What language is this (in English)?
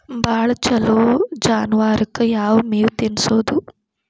Kannada